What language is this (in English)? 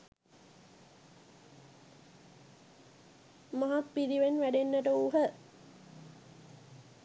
Sinhala